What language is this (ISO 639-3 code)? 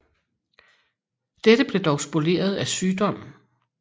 dan